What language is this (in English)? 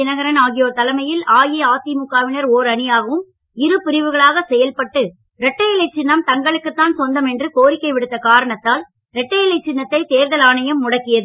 Tamil